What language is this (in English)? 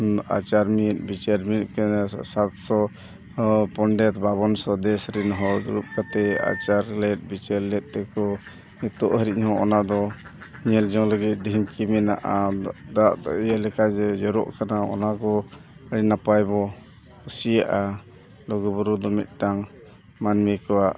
Santali